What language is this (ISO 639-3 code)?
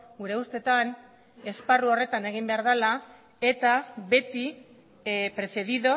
eus